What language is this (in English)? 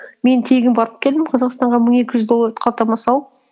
Kazakh